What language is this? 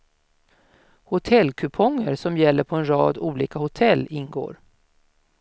Swedish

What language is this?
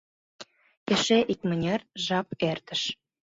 Mari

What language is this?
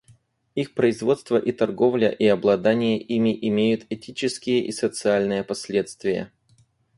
Russian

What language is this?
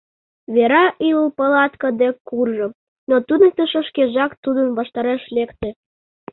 Mari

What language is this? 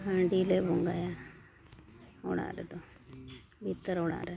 Santali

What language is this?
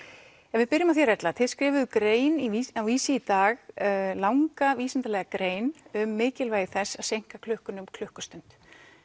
Icelandic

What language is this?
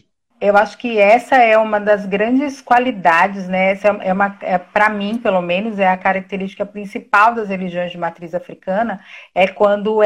Portuguese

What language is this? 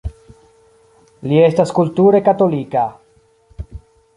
Esperanto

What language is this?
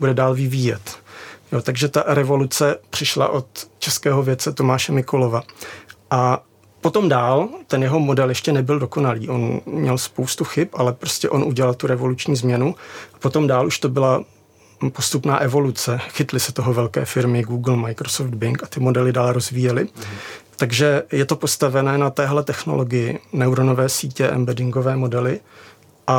Czech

